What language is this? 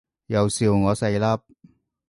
Cantonese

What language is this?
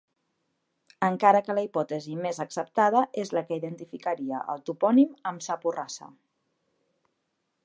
Catalan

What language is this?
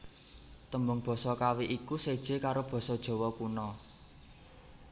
Javanese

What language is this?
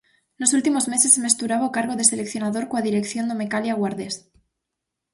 Galician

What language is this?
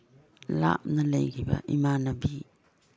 Manipuri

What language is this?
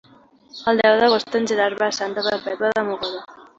Catalan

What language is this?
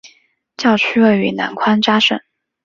Chinese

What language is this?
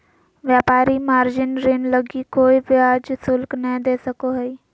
Magahi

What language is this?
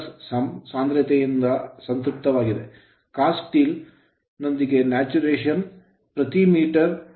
Kannada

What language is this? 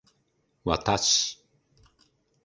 Japanese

